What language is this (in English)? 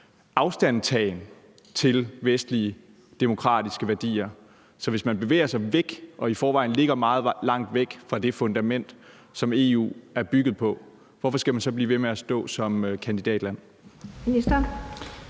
Danish